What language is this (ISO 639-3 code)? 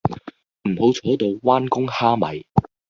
yue